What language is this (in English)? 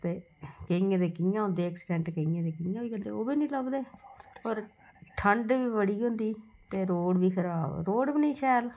Dogri